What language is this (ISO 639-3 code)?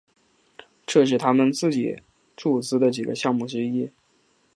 zho